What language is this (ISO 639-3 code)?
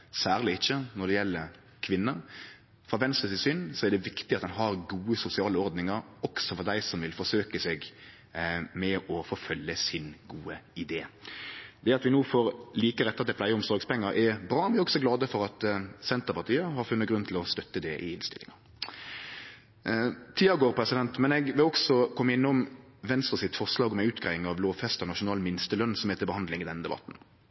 nno